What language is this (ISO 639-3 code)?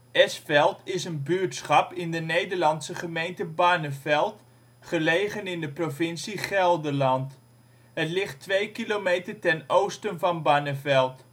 nld